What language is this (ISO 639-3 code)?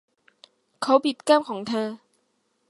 tha